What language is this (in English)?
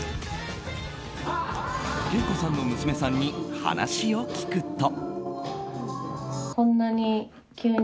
Japanese